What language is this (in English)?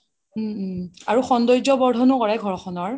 Assamese